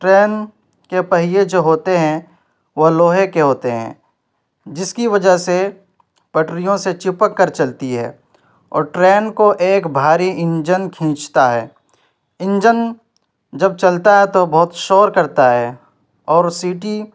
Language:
Urdu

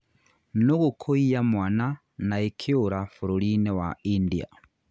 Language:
Kikuyu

